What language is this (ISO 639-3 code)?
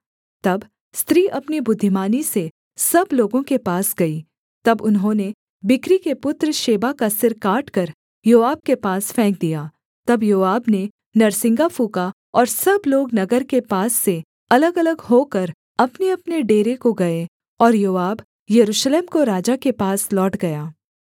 hin